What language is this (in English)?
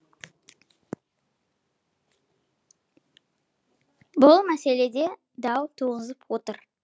Kazakh